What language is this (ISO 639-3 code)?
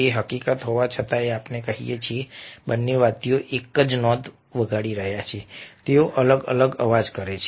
guj